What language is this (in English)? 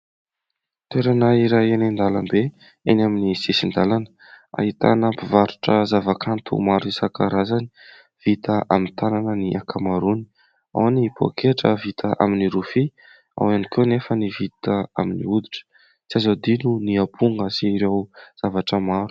Malagasy